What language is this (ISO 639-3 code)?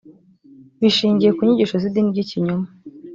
kin